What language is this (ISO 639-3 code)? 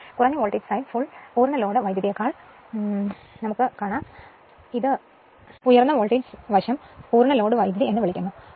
mal